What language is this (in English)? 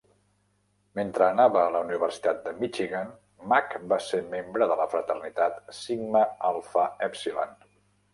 Catalan